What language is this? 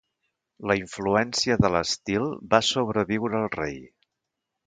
Catalan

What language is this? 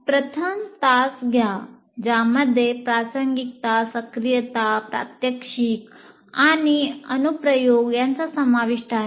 Marathi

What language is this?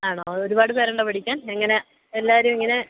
Malayalam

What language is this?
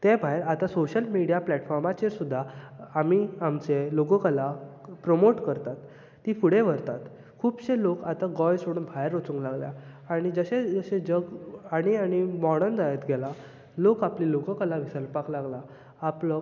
Konkani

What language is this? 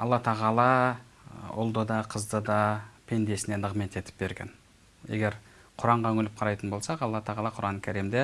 Turkish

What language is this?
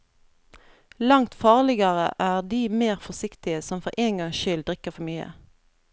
Norwegian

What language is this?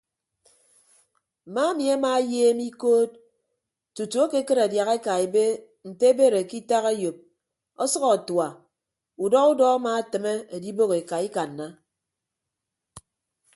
Ibibio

